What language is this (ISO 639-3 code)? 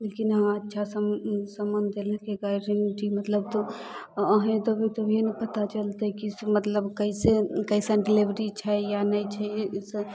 mai